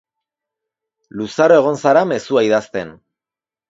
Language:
Basque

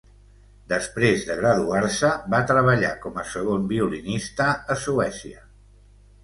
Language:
Catalan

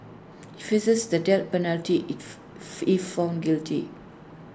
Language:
English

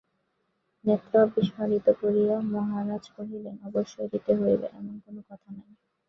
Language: Bangla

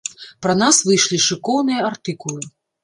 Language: Belarusian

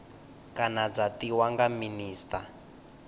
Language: Venda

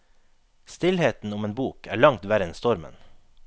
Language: Norwegian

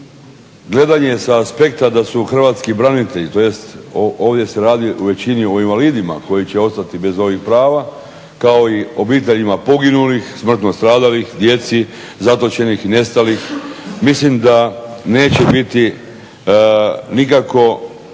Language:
Croatian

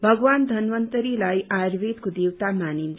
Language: Nepali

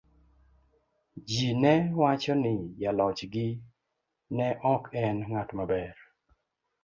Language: Luo (Kenya and Tanzania)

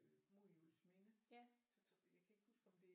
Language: Danish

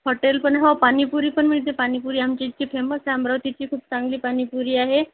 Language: Marathi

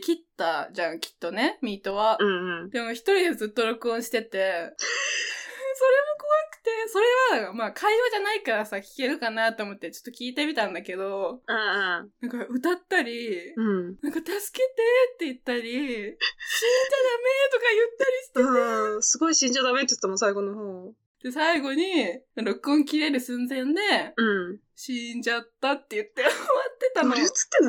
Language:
Japanese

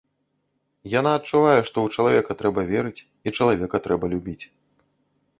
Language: Belarusian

